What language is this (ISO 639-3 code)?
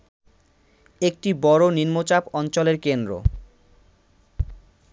ben